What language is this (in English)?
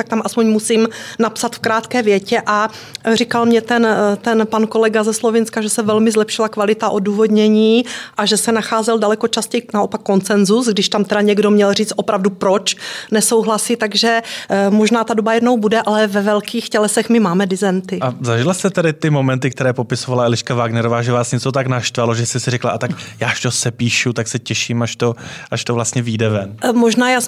Czech